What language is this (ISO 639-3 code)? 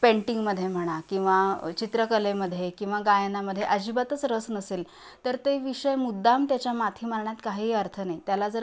mar